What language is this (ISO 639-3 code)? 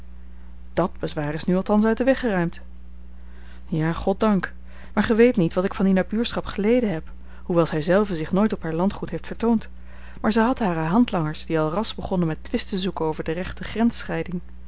nld